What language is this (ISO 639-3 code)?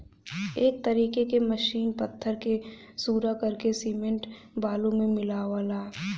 bho